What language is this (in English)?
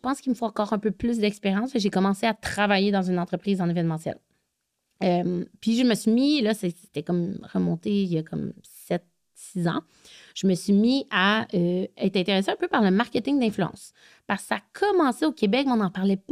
French